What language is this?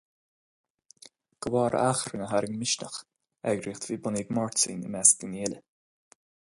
Irish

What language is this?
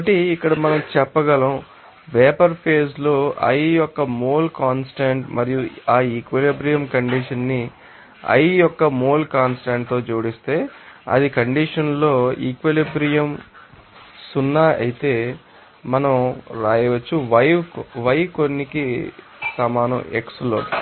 Telugu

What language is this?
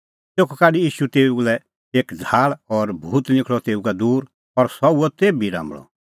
Kullu Pahari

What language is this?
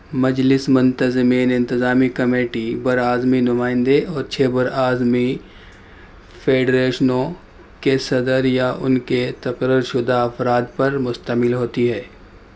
Urdu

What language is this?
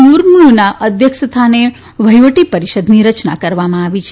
Gujarati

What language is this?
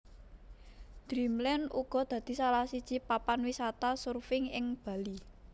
Javanese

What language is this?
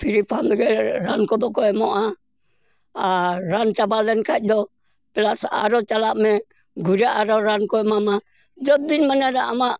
Santali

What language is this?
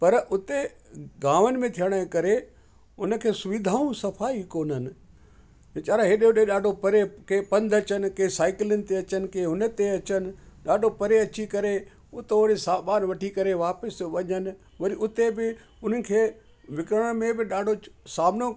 Sindhi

